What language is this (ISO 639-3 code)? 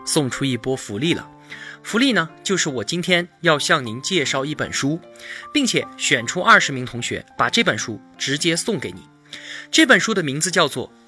zho